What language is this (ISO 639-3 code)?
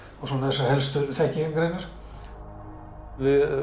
isl